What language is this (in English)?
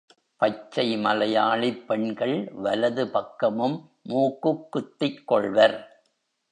Tamil